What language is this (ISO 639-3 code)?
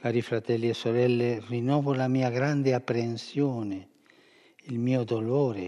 ita